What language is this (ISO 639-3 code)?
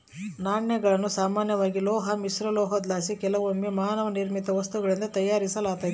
kan